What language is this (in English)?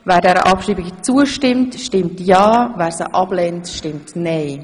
Swiss German